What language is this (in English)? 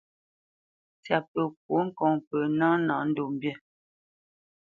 Bamenyam